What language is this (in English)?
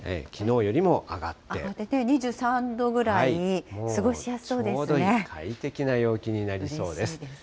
Japanese